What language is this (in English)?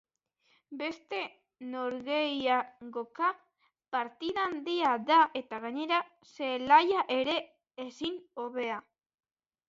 Basque